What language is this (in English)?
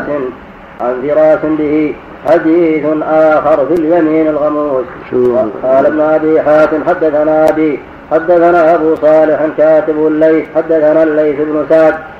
Arabic